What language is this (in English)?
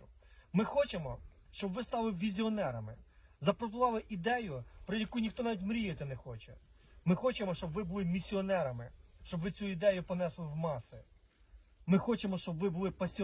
Ukrainian